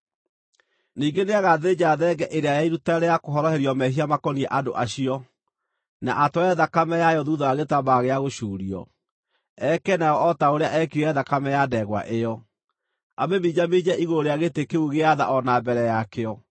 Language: Kikuyu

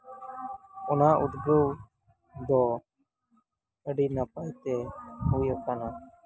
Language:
Santali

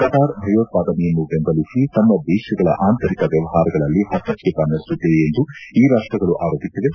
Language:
Kannada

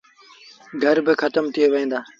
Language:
Sindhi Bhil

